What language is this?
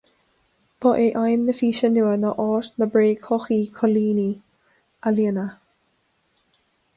Irish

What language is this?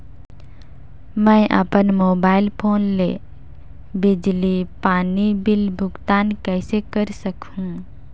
Chhattisgarhi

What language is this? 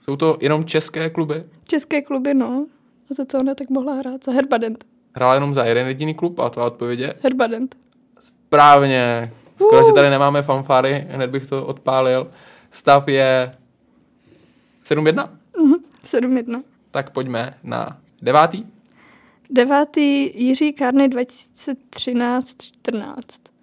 Czech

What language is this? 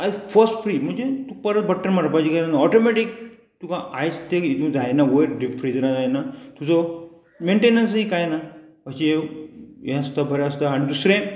Konkani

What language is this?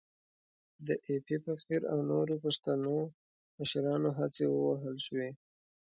Pashto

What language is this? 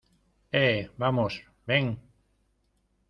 Spanish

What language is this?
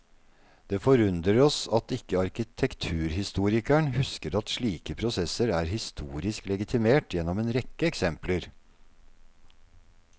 Norwegian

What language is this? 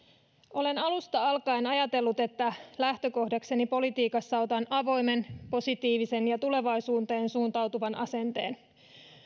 Finnish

